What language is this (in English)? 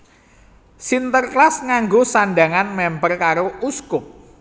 Javanese